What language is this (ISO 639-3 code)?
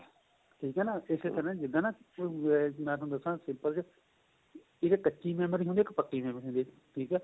pan